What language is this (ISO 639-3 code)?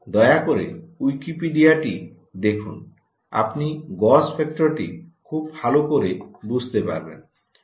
ben